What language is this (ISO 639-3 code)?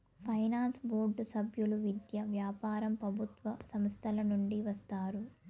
tel